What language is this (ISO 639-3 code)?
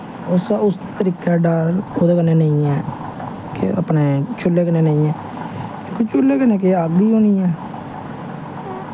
doi